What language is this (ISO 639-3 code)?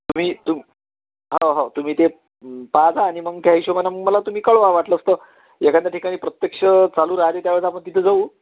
mar